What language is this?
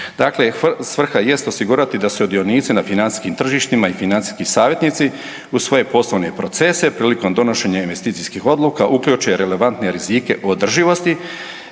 Croatian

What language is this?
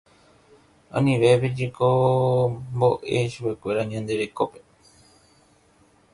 Guarani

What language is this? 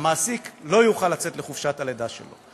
Hebrew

